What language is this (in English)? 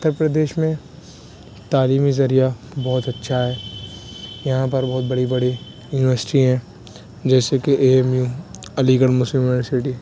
Urdu